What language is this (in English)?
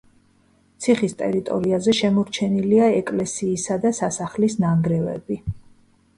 Georgian